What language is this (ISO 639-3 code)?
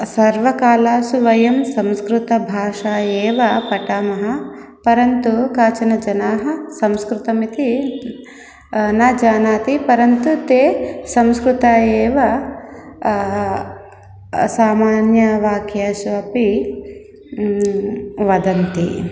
san